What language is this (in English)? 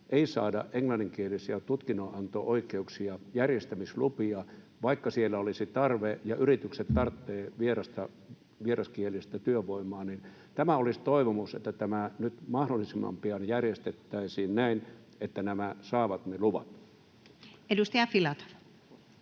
Finnish